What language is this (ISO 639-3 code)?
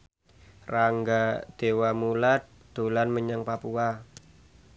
jav